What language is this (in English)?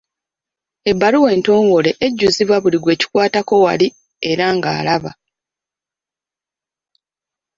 Ganda